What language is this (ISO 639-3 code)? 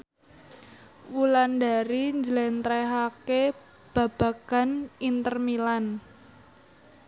jav